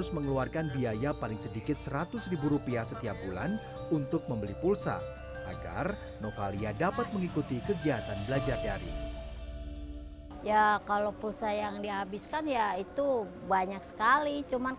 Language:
Indonesian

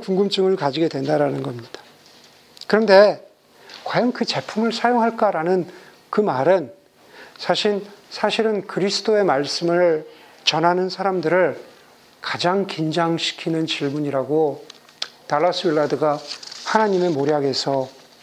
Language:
Korean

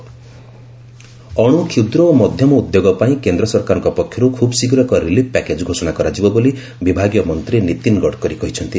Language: Odia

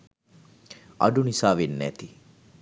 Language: Sinhala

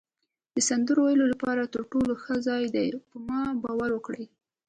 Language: Pashto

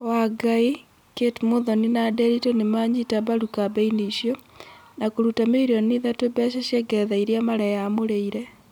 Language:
Kikuyu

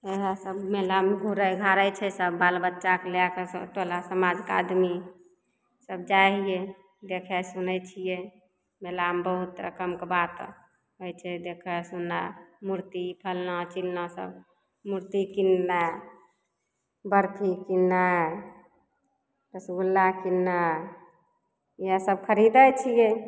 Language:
Maithili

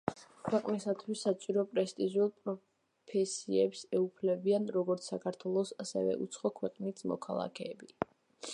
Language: Georgian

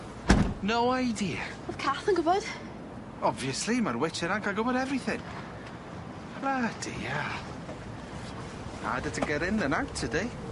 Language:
Welsh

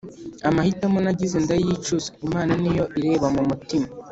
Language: Kinyarwanda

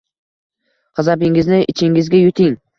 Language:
Uzbek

